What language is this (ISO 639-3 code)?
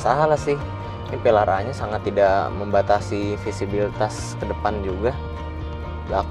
ind